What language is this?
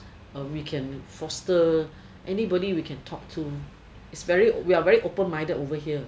English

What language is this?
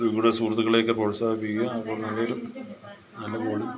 Malayalam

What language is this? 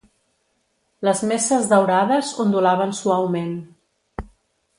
Catalan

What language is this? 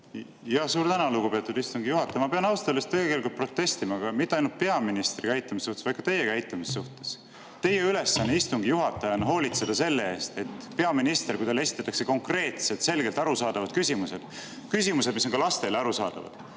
Estonian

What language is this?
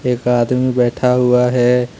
Hindi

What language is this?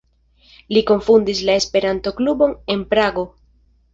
Esperanto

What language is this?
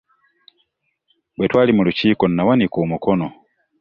Ganda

